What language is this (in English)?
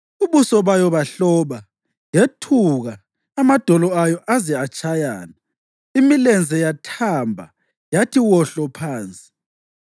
North Ndebele